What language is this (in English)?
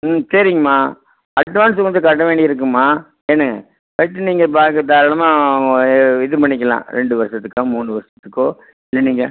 Tamil